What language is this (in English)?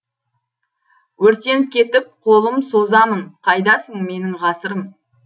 Kazakh